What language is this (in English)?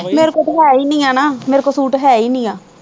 Punjabi